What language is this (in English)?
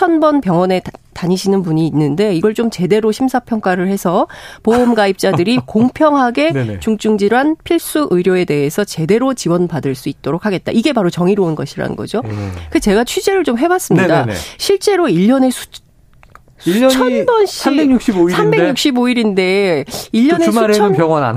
Korean